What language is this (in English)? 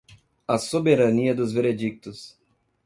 Portuguese